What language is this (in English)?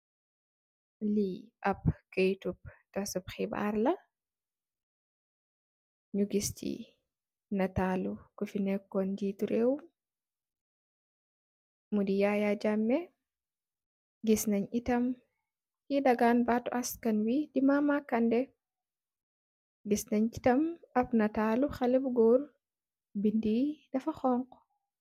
Wolof